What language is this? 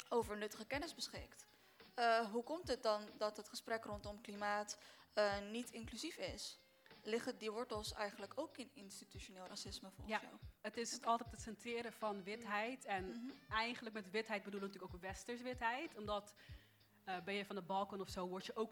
Dutch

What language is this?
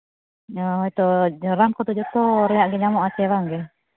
Santali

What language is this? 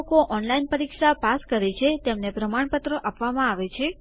Gujarati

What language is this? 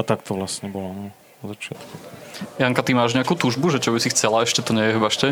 Slovak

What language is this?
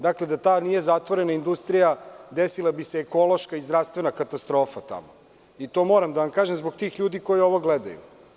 Serbian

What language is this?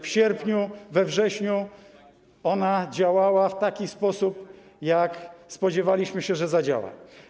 Polish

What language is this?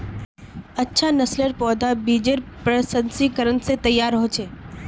Magahi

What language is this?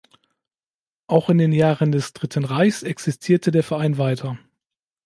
German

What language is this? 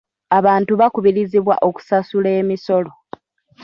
Ganda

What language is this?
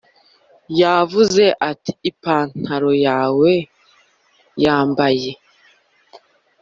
Kinyarwanda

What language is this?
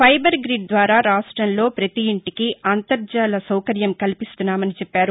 Telugu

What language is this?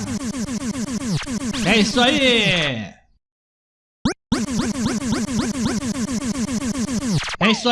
Portuguese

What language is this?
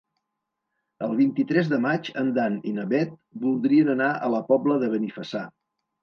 Catalan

